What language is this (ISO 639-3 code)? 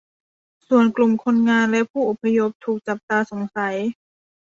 tha